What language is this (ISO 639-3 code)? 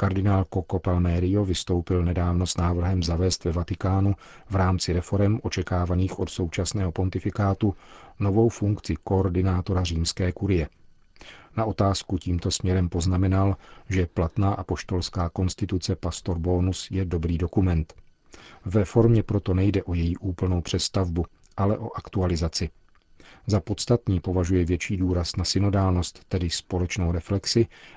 ces